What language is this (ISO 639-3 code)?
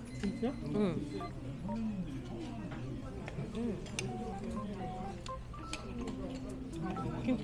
kor